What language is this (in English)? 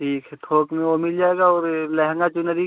Hindi